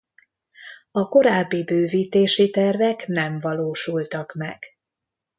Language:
Hungarian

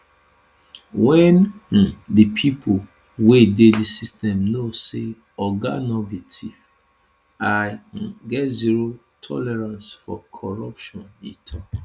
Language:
Nigerian Pidgin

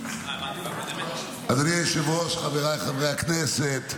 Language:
Hebrew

